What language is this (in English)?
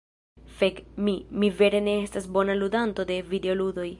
Esperanto